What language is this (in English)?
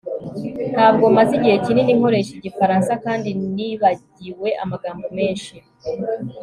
Kinyarwanda